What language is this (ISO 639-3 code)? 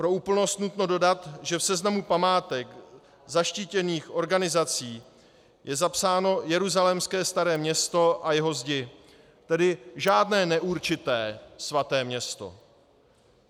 ces